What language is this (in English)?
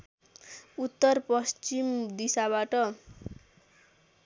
Nepali